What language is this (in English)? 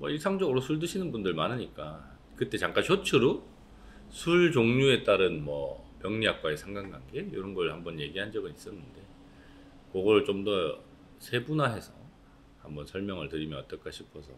Korean